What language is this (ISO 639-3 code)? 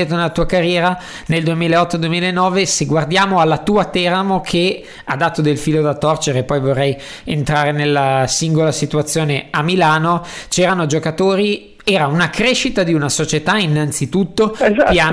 ita